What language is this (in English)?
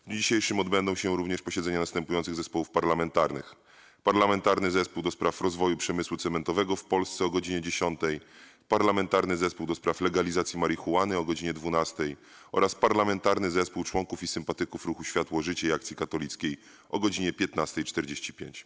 Polish